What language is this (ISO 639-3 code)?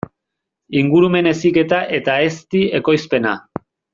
eus